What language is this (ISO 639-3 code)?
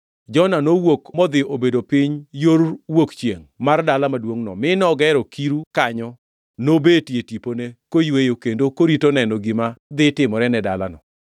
luo